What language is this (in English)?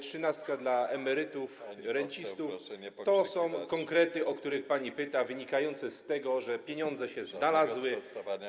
Polish